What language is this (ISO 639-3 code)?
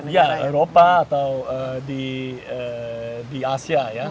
ind